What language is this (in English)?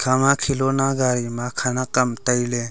Wancho Naga